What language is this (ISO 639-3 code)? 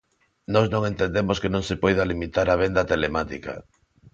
glg